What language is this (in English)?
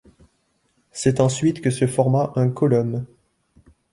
French